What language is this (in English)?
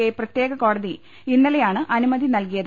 Malayalam